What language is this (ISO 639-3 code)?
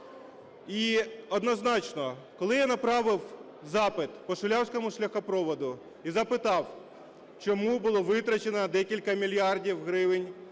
ukr